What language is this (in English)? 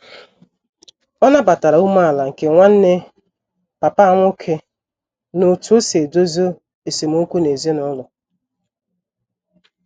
Igbo